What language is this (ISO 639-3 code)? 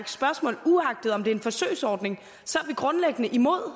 dan